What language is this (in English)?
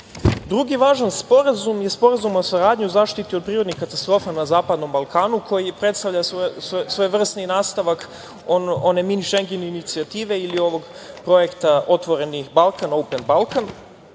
Serbian